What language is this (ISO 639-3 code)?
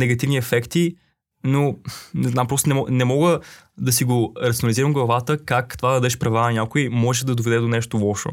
bul